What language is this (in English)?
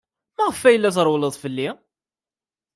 Kabyle